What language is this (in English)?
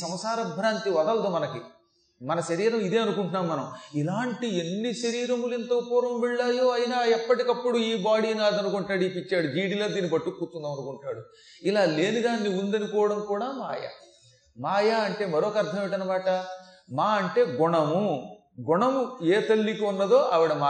Telugu